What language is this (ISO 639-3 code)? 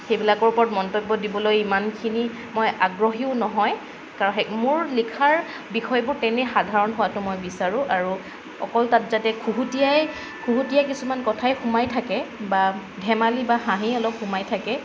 asm